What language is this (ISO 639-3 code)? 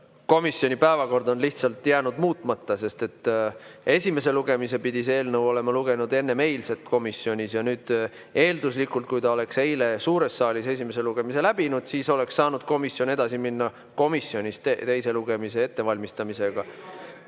est